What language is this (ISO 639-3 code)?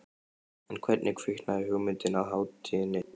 isl